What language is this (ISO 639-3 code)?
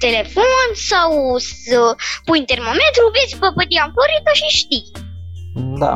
ron